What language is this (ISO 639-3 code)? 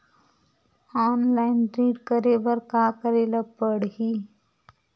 hne